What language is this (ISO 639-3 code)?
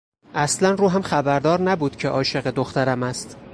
fas